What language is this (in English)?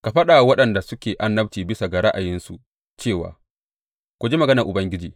Hausa